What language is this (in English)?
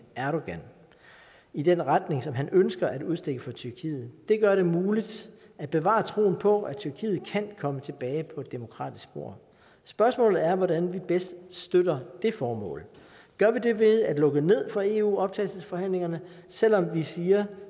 Danish